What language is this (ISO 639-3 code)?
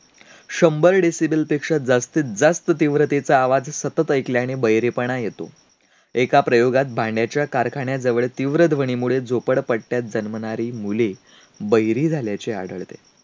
mar